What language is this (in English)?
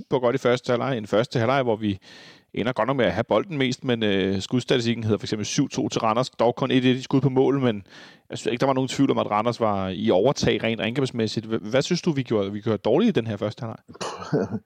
Danish